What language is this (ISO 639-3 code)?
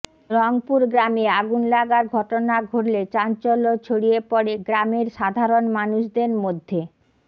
ben